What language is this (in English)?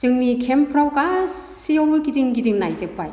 Bodo